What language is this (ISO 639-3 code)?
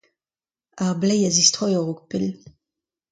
bre